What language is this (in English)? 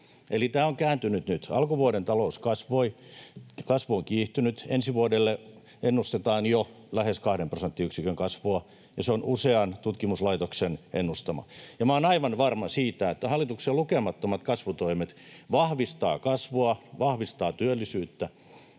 Finnish